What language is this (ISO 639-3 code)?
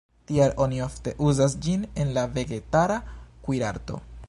epo